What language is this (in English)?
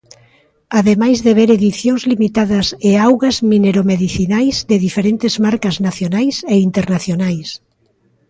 Galician